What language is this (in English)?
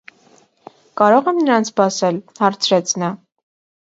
Armenian